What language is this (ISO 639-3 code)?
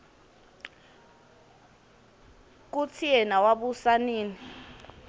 ssw